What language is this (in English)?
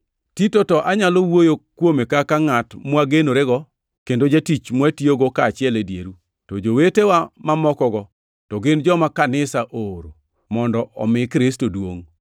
Luo (Kenya and Tanzania)